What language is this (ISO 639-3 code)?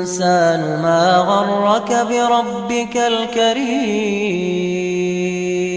ara